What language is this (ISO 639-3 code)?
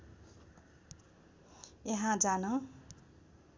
nep